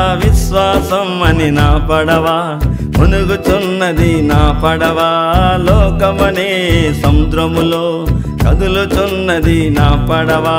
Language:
Telugu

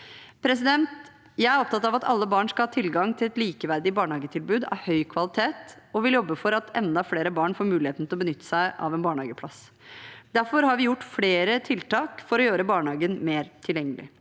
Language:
Norwegian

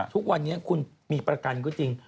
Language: Thai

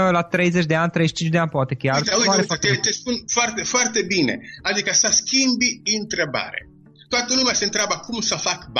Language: Romanian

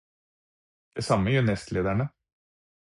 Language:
Norwegian Bokmål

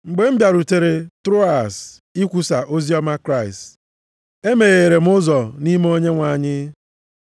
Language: Igbo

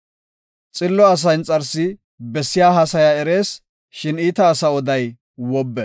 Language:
Gofa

